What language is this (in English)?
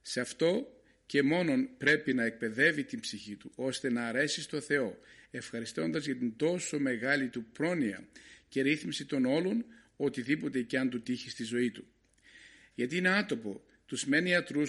Greek